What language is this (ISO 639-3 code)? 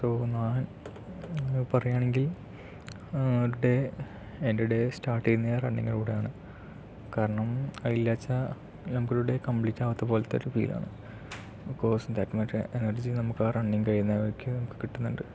mal